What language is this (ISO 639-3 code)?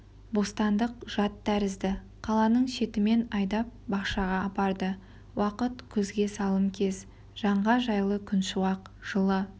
kaz